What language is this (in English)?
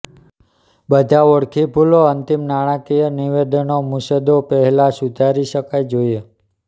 Gujarati